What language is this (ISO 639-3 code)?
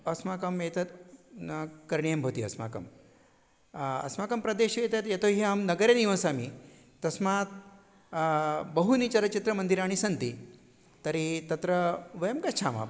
san